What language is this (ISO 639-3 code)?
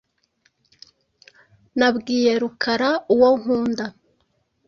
kin